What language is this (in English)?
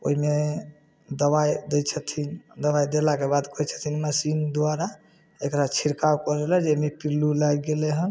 Maithili